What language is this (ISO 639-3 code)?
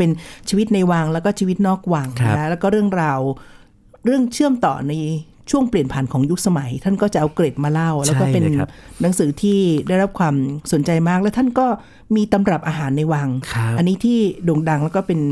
tha